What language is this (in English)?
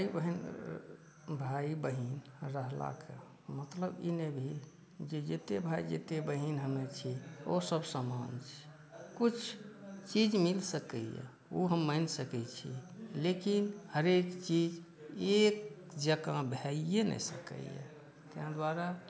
Maithili